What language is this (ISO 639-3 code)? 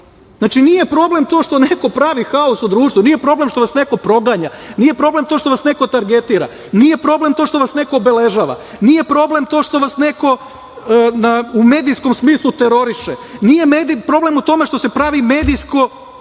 srp